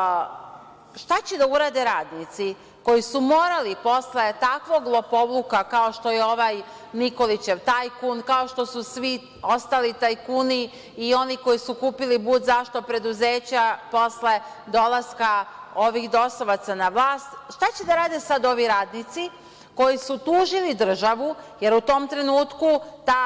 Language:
Serbian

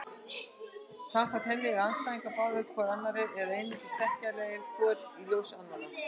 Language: Icelandic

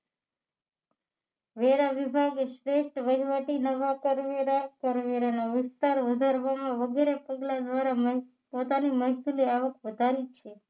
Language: Gujarati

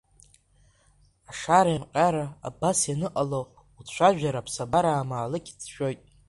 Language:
Abkhazian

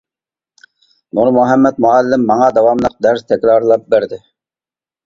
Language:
Uyghur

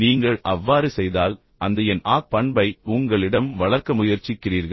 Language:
Tamil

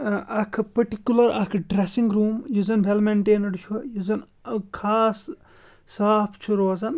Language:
Kashmiri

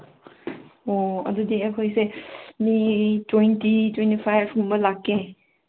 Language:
Manipuri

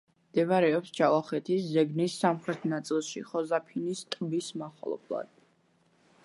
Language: Georgian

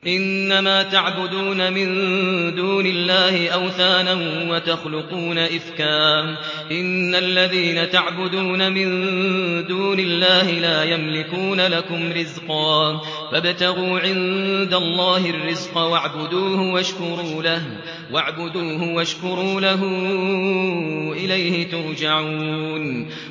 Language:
Arabic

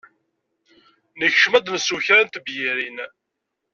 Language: Kabyle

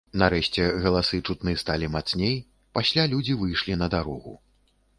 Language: Belarusian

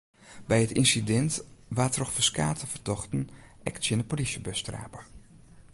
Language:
Western Frisian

